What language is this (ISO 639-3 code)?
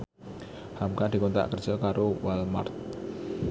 jav